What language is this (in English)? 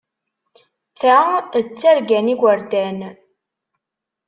Kabyle